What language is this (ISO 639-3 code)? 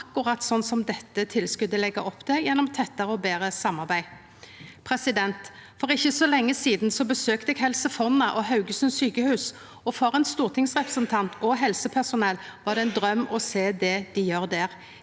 nor